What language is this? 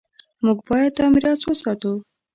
Pashto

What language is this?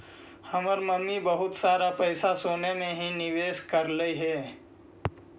Magahi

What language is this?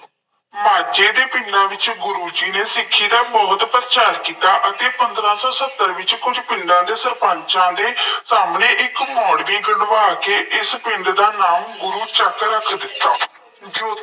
Punjabi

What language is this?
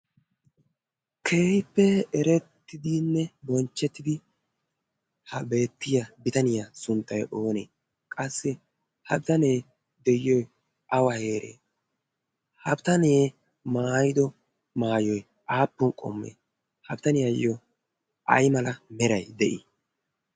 Wolaytta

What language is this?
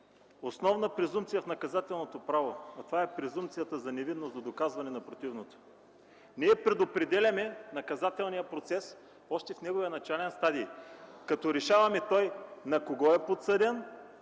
Bulgarian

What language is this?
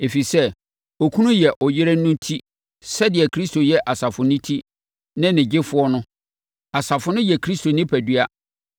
Akan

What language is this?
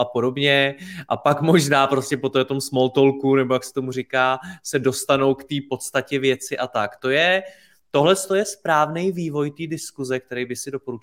Czech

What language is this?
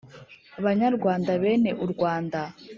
Kinyarwanda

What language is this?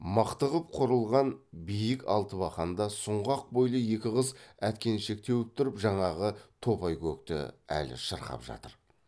Kazakh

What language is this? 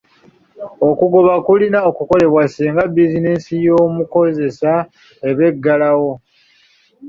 Ganda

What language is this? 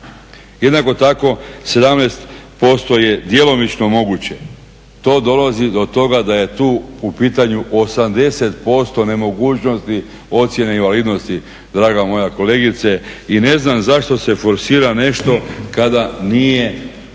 Croatian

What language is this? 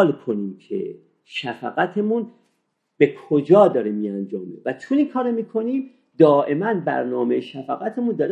Persian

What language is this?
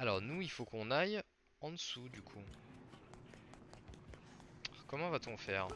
French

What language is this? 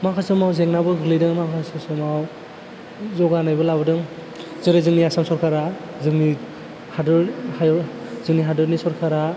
Bodo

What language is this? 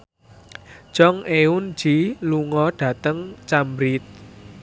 Javanese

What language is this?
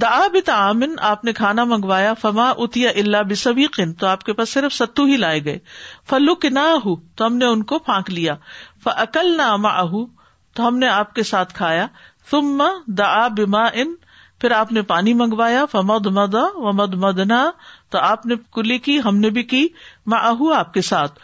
Urdu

